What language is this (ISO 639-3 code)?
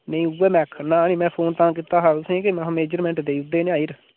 doi